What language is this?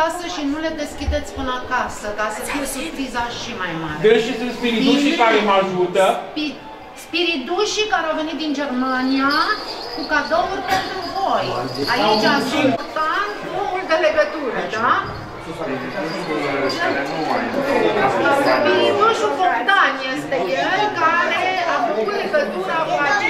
Romanian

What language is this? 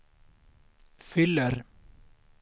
Swedish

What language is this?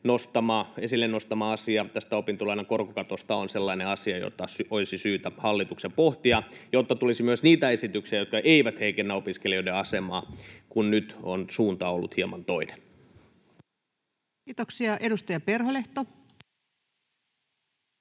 Finnish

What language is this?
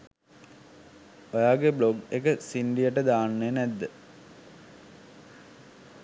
Sinhala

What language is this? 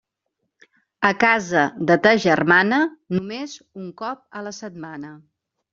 Catalan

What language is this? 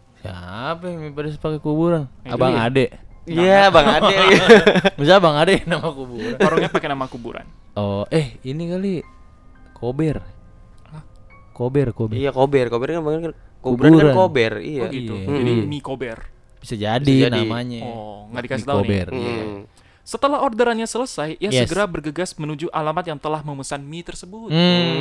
Indonesian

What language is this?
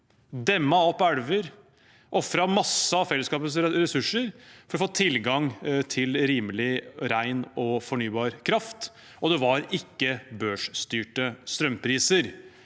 Norwegian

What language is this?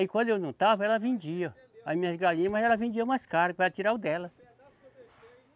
Portuguese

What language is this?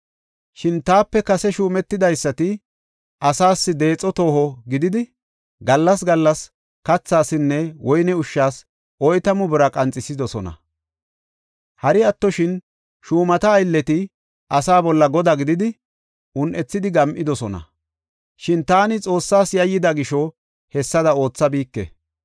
Gofa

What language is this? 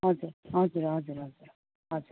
Nepali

